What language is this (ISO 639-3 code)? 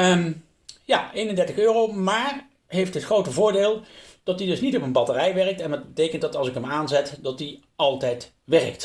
nld